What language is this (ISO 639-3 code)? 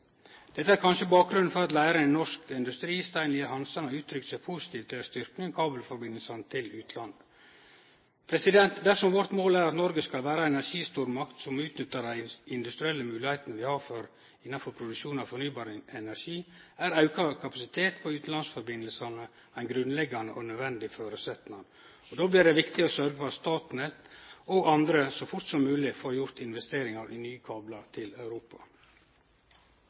nno